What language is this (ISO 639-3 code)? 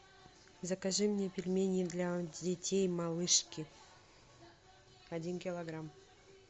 rus